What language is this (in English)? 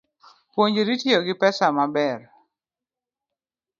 Luo (Kenya and Tanzania)